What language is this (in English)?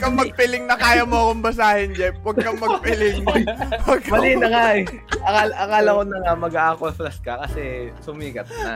Filipino